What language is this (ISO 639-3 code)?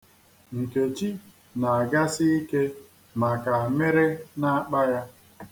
ibo